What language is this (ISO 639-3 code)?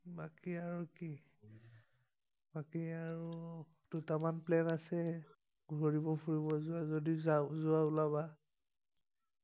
asm